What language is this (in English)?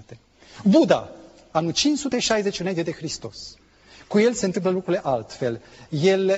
Romanian